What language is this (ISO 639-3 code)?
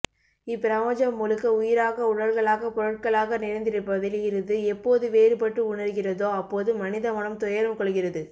tam